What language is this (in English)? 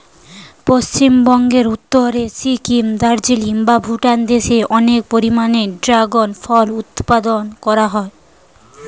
Bangla